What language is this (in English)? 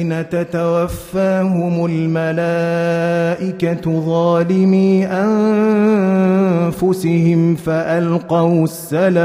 Arabic